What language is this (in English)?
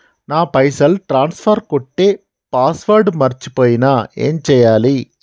Telugu